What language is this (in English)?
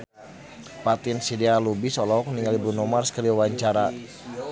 Sundanese